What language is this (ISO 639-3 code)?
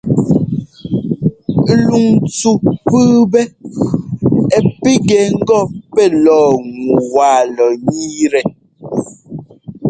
jgo